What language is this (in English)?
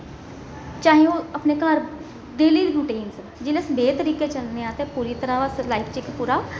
Dogri